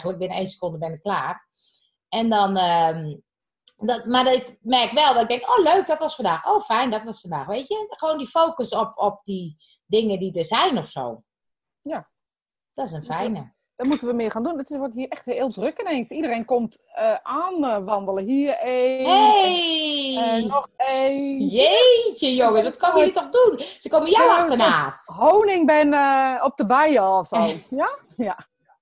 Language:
Dutch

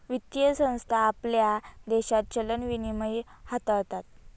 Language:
Marathi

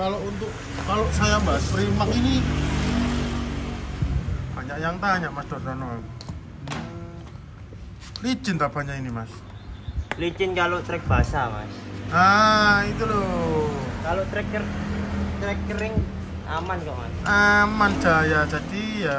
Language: Indonesian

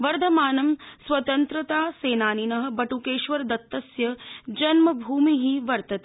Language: Sanskrit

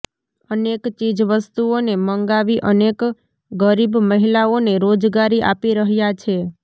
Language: Gujarati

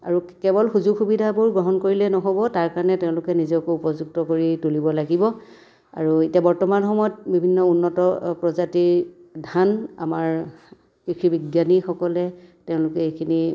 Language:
Assamese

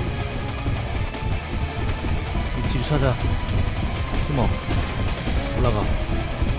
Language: Korean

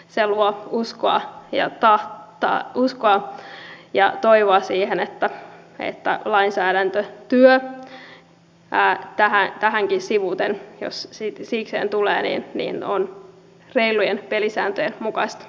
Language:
Finnish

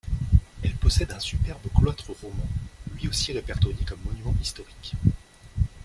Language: French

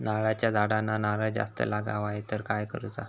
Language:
Marathi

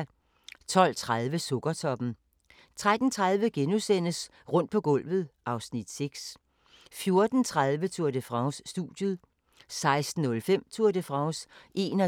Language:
Danish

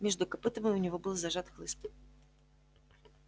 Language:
Russian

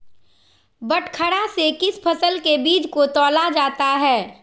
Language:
Magahi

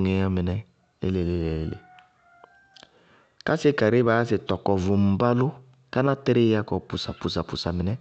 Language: Bago-Kusuntu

